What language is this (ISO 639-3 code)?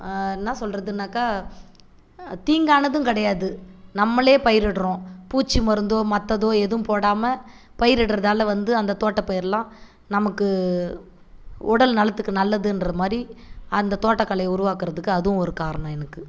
tam